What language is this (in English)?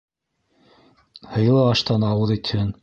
Bashkir